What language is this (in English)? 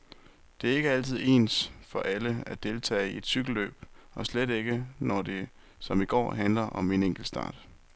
Danish